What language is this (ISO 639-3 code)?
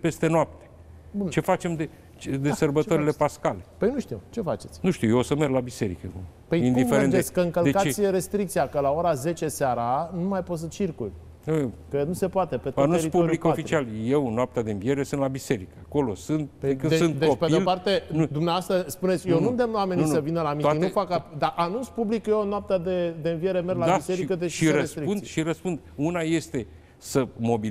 ron